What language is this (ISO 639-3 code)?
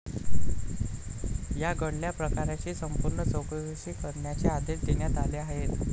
mar